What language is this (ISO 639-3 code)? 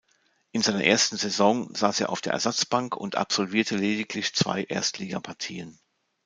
deu